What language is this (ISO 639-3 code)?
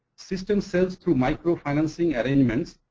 eng